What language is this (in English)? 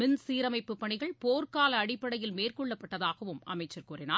Tamil